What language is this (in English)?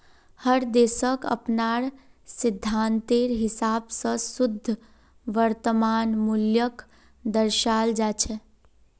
Magahi